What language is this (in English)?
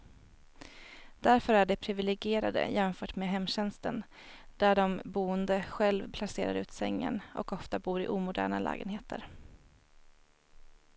Swedish